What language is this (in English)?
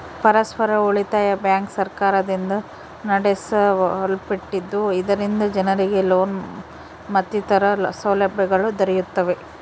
Kannada